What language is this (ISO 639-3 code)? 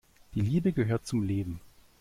deu